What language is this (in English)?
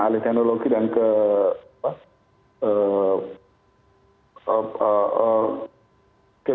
Indonesian